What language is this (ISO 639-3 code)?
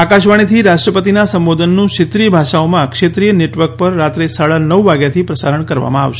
guj